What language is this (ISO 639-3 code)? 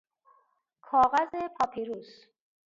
fas